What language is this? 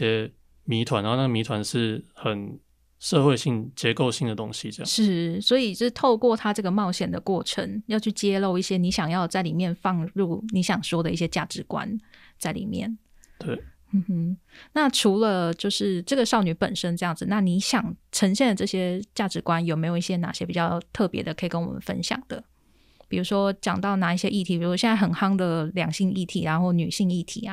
Chinese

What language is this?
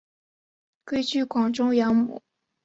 Chinese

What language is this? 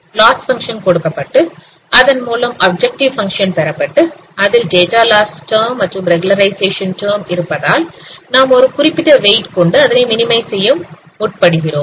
Tamil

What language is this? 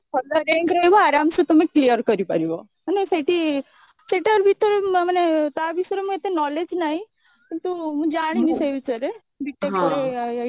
Odia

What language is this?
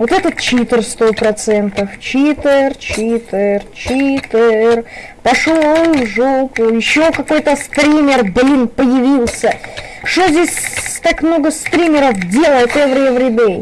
Russian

